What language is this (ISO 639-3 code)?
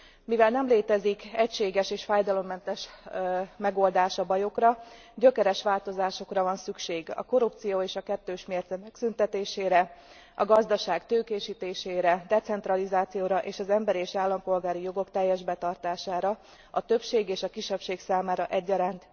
hun